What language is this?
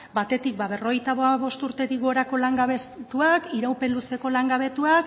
Basque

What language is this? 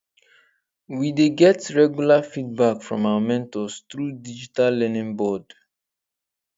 Nigerian Pidgin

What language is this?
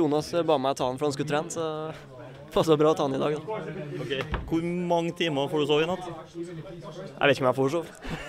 Dutch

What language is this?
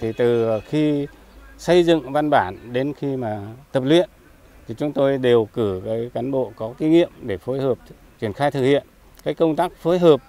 Vietnamese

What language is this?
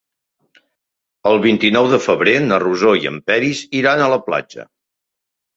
Catalan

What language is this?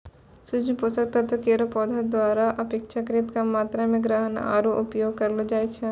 Maithili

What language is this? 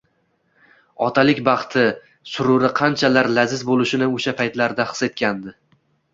Uzbek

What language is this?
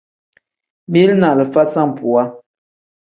Tem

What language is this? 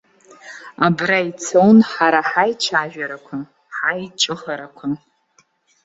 Abkhazian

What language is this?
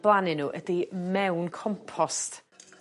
Welsh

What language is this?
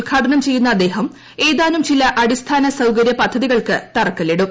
Malayalam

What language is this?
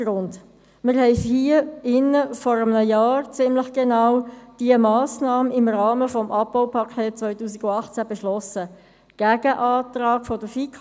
Swiss German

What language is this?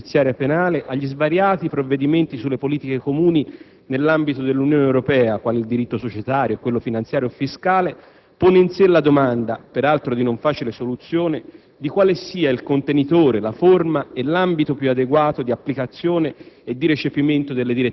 Italian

